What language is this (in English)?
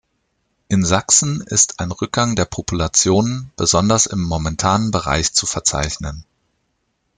German